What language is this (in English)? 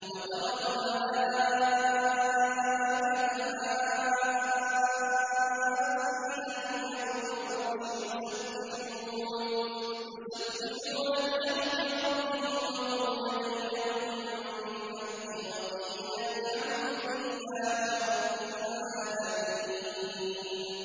Arabic